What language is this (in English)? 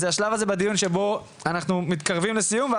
Hebrew